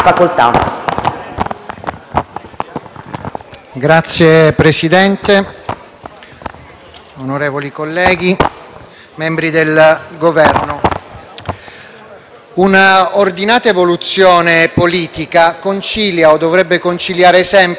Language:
Italian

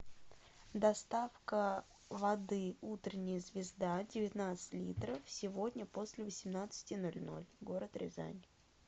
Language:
Russian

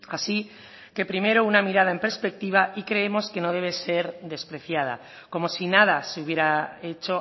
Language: Spanish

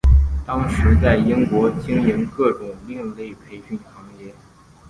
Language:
Chinese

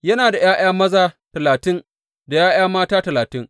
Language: Hausa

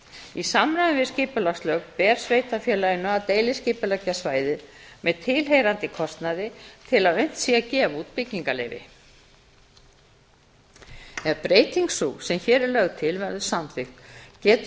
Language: Icelandic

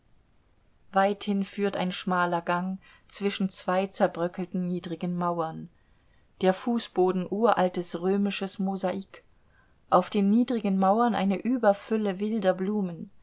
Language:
German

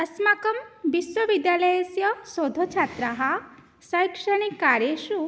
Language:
Sanskrit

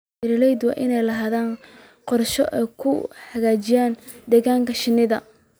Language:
Somali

